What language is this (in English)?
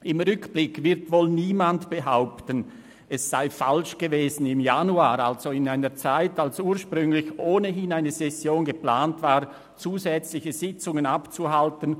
Swiss German